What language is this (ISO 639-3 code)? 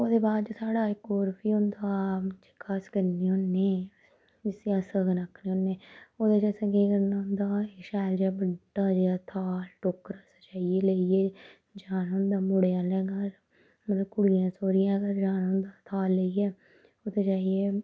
doi